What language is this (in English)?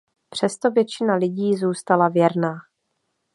Czech